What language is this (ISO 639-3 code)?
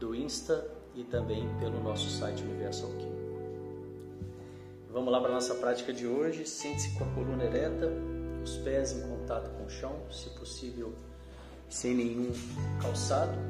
por